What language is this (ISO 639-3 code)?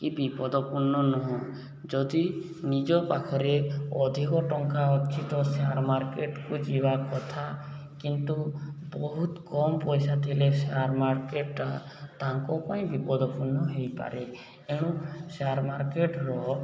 ori